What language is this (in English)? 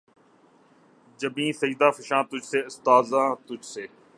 Urdu